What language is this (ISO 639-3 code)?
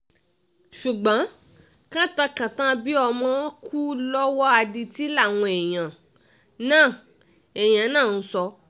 yor